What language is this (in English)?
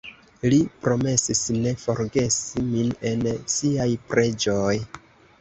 Esperanto